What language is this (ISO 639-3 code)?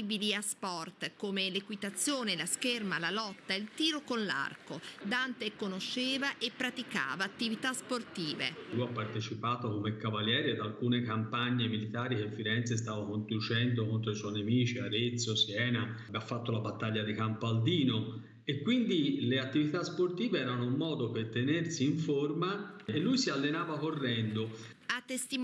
ita